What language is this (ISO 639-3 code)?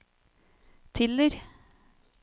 nor